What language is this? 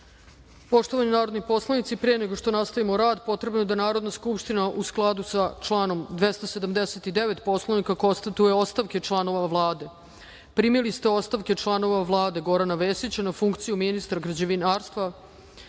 Serbian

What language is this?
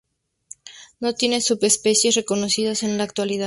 Spanish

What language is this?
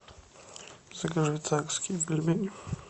Russian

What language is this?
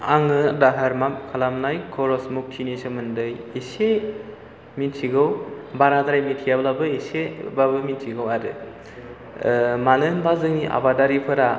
Bodo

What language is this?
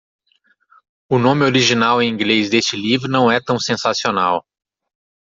Portuguese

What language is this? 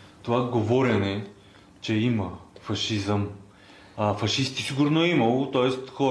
Bulgarian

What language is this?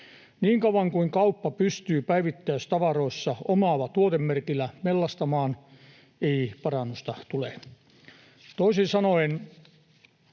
Finnish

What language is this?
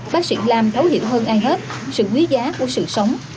Vietnamese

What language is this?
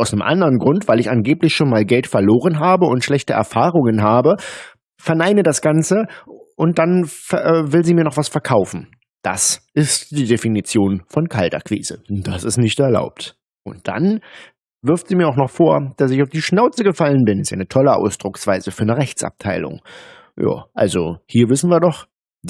German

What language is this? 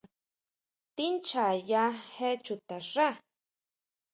Huautla Mazatec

